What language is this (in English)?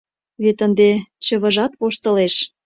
Mari